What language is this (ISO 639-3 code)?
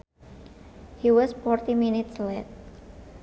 sun